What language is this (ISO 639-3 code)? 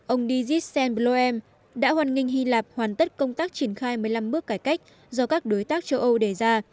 vie